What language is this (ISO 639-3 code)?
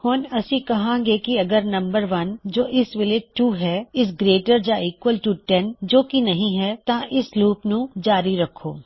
pan